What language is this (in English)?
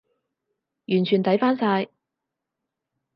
Cantonese